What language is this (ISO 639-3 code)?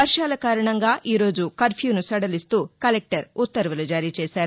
tel